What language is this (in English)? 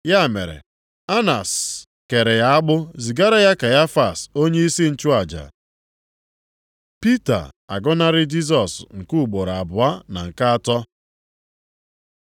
Igbo